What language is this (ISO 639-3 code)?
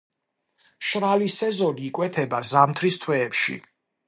kat